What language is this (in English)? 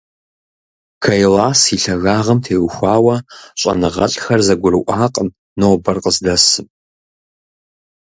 Kabardian